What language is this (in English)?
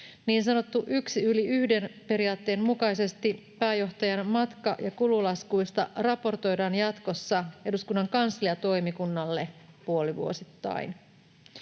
Finnish